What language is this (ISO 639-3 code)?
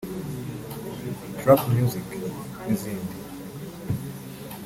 kin